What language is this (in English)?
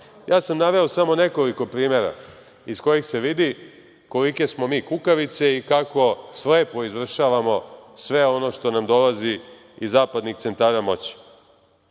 Serbian